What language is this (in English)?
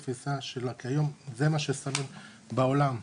Hebrew